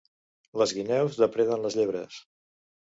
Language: Catalan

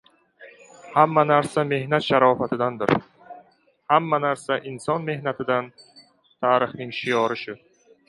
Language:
Uzbek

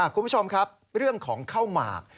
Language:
Thai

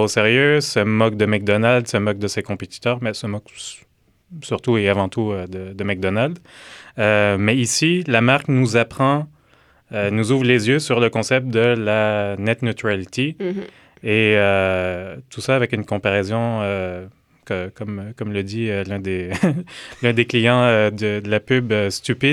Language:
French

